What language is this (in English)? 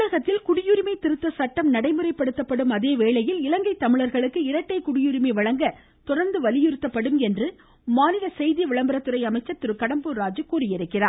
Tamil